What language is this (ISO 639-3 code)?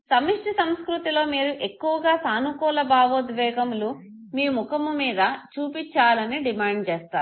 tel